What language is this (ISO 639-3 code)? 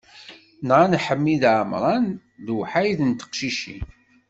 kab